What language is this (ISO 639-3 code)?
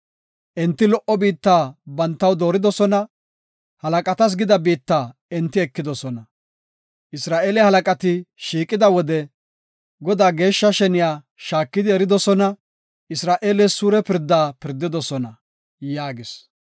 gof